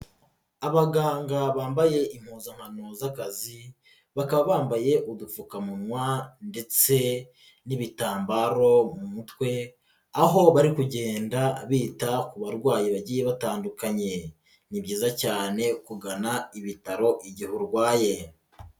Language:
Kinyarwanda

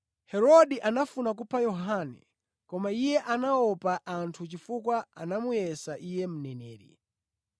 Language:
Nyanja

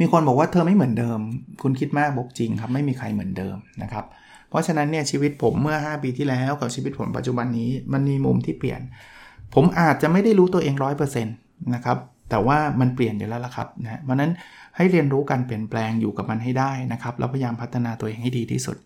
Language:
Thai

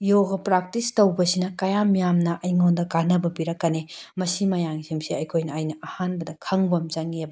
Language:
Manipuri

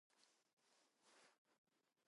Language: Georgian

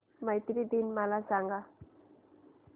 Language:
Marathi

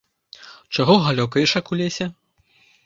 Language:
Belarusian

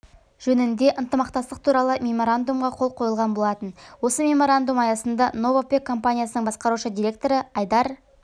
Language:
Kazakh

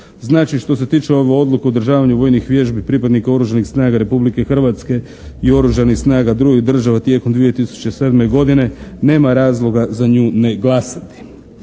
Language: Croatian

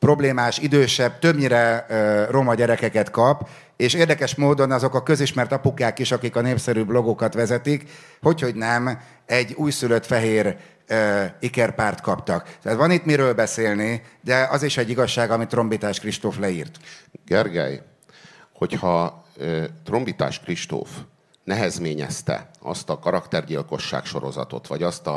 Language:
Hungarian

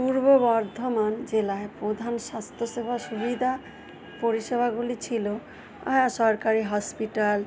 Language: Bangla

